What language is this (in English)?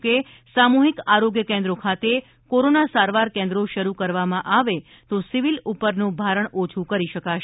Gujarati